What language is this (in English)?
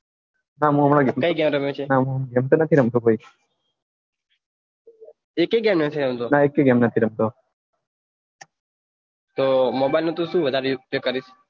Gujarati